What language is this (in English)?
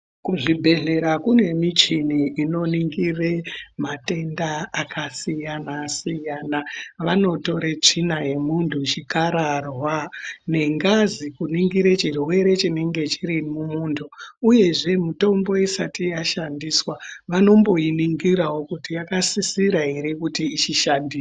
Ndau